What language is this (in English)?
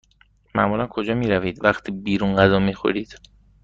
Persian